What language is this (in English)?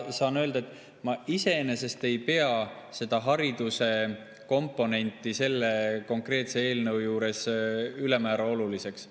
Estonian